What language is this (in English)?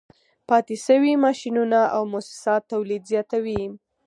Pashto